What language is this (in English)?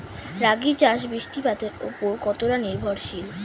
Bangla